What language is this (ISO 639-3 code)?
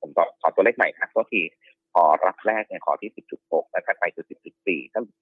tha